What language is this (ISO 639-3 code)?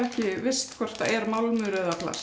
isl